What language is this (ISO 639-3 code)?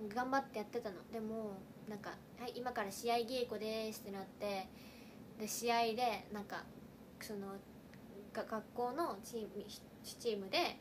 jpn